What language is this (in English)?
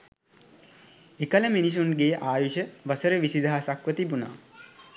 Sinhala